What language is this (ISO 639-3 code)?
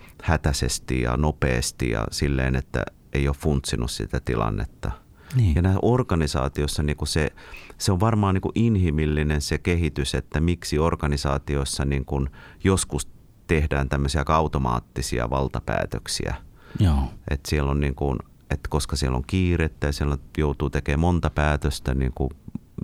fin